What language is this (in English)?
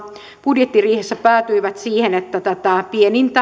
Finnish